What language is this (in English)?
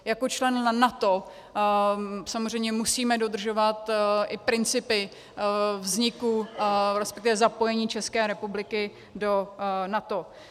Czech